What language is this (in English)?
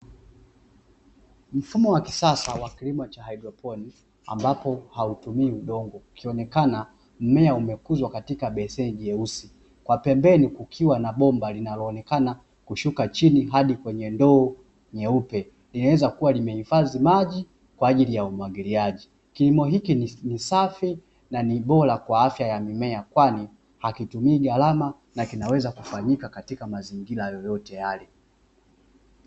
Swahili